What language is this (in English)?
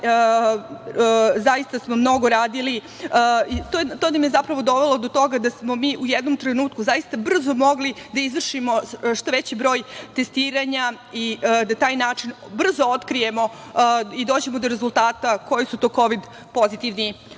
Serbian